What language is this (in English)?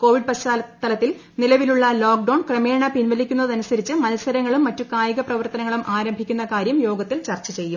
Malayalam